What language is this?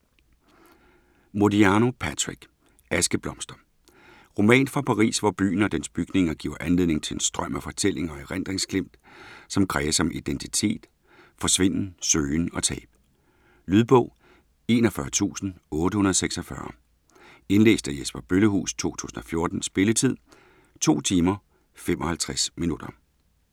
Danish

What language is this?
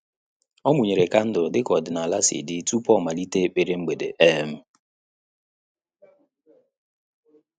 Igbo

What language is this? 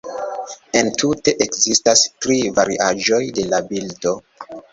Esperanto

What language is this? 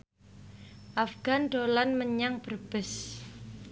Javanese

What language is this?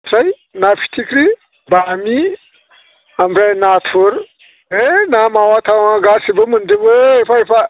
Bodo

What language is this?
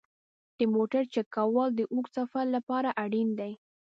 Pashto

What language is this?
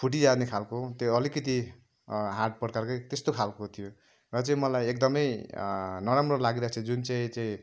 Nepali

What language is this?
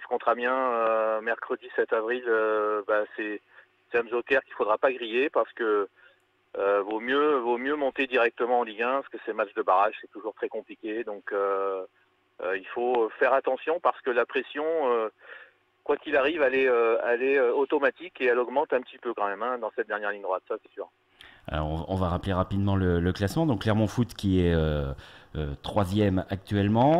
French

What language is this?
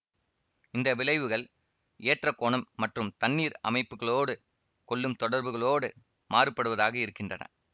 Tamil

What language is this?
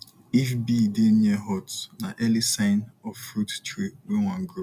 Nigerian Pidgin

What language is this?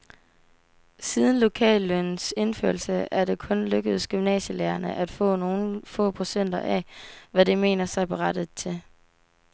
Danish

